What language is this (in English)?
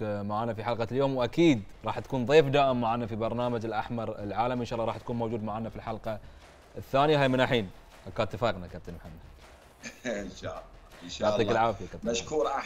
Arabic